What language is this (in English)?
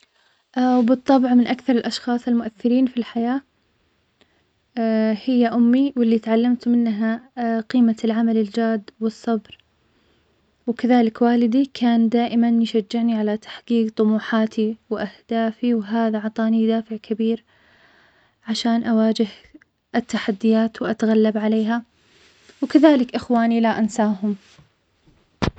Omani Arabic